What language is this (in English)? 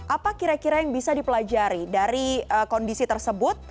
Indonesian